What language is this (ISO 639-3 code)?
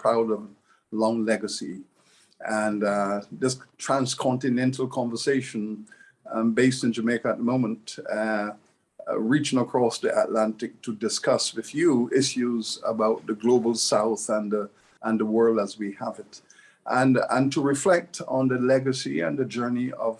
eng